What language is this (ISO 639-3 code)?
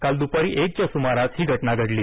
mar